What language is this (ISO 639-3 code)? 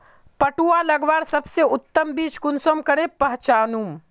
mag